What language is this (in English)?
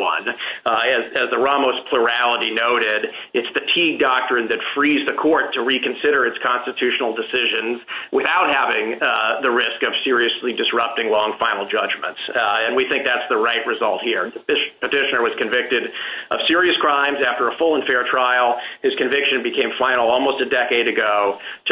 English